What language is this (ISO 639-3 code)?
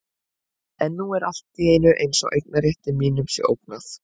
isl